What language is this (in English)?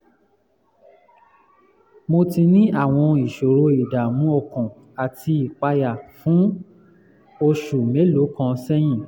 Yoruba